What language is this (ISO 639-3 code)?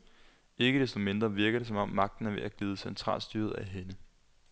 dan